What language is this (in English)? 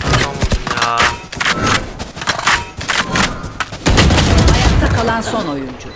Turkish